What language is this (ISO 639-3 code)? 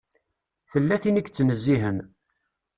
kab